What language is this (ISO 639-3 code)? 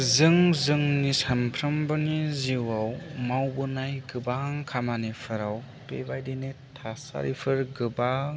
brx